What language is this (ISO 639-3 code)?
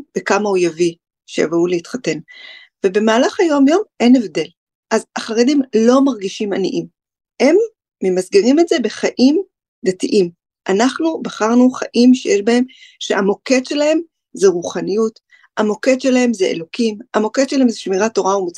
heb